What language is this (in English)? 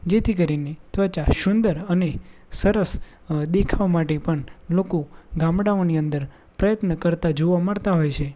Gujarati